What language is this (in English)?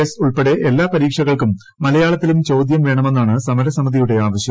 Malayalam